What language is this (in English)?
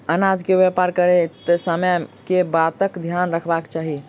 Maithili